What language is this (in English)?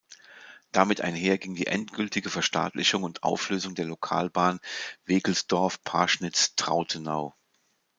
German